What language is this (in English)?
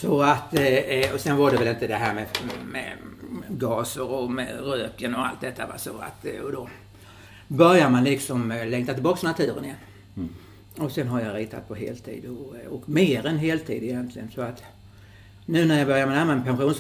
Swedish